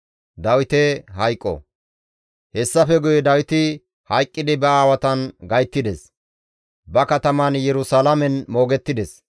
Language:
Gamo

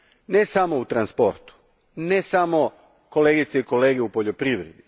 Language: Croatian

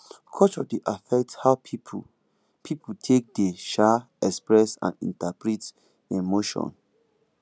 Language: Nigerian Pidgin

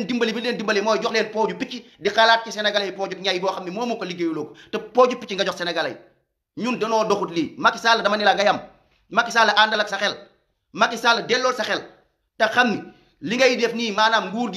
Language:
Indonesian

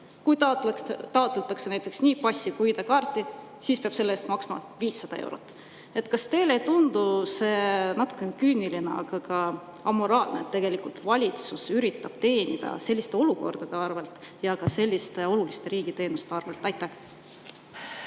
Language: Estonian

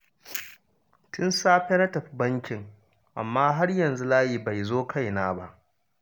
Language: Hausa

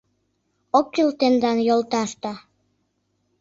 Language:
Mari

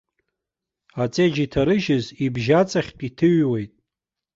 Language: Abkhazian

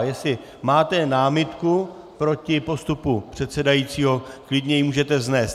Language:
Czech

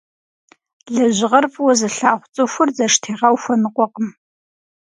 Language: Kabardian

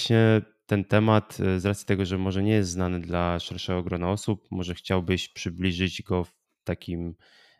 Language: Polish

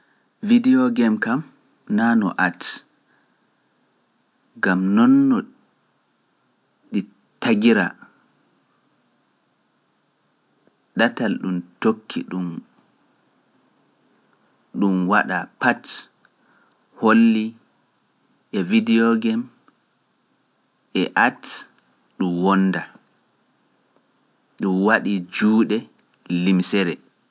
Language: Pular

